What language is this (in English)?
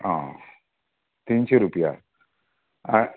Konkani